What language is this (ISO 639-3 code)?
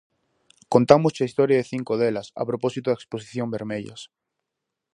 glg